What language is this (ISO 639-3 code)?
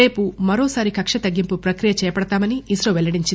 tel